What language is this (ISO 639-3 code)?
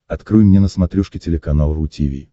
rus